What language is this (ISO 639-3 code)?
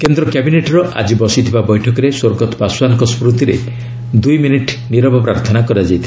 ori